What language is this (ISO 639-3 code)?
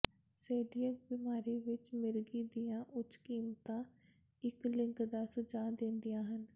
pan